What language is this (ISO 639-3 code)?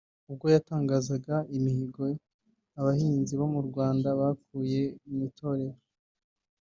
kin